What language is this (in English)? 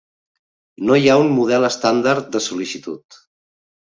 Catalan